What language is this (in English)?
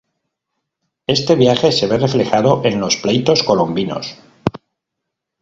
Spanish